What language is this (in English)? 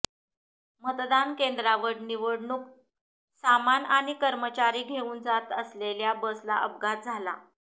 Marathi